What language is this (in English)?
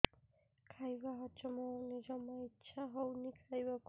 Odia